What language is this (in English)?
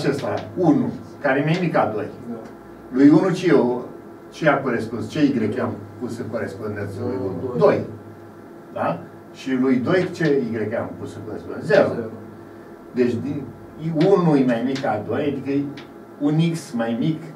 Romanian